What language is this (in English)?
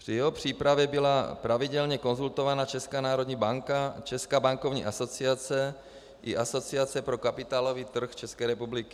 Czech